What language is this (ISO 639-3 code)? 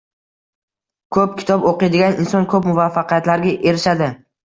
uzb